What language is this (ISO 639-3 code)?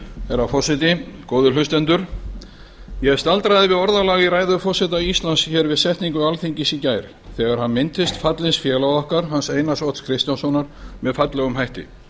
isl